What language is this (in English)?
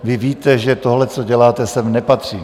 Czech